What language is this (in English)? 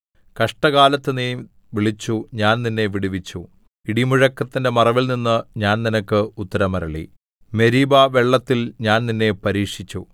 Malayalam